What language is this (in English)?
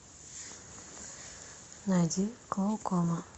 Russian